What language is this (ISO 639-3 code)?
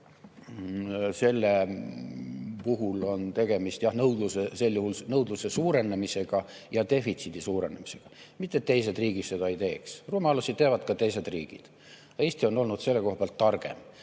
est